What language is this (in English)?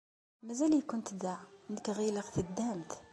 Kabyle